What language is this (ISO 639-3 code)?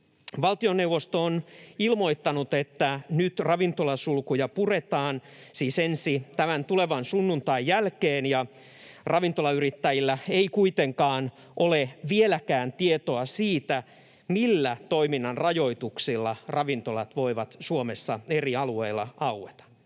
fin